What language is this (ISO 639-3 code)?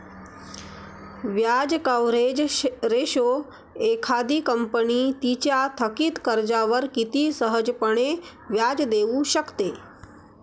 mar